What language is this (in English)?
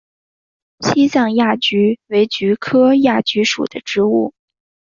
Chinese